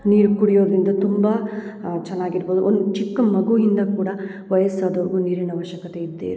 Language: Kannada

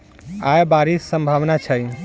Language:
Maithili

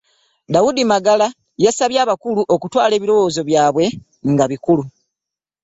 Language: Ganda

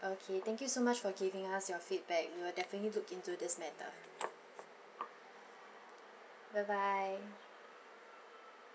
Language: English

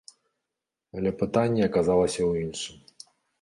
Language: Belarusian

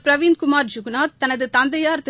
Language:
Tamil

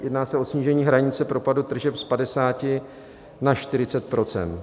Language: Czech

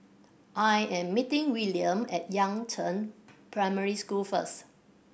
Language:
English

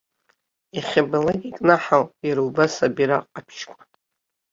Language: Abkhazian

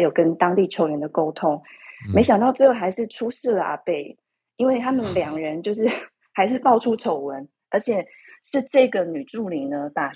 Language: Chinese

